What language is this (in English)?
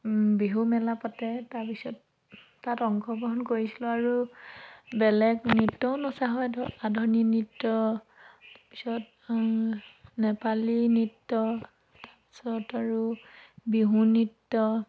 Assamese